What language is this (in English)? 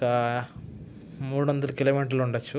Telugu